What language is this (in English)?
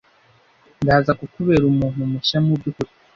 Kinyarwanda